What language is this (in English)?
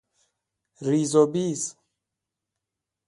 Persian